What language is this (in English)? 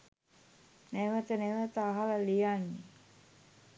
Sinhala